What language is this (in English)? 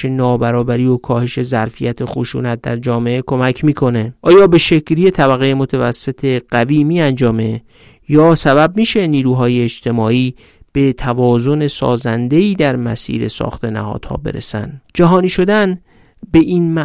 Persian